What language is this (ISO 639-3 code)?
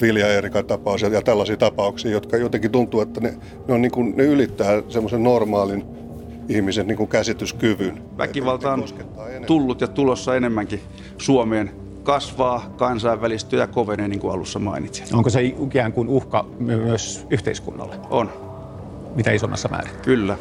fin